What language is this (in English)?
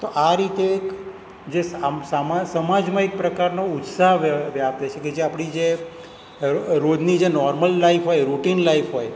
Gujarati